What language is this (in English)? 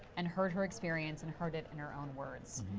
English